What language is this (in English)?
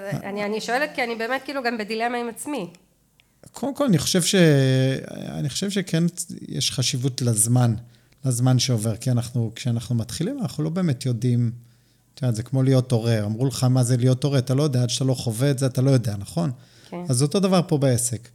Hebrew